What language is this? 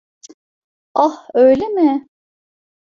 Turkish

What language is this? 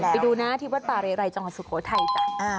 Thai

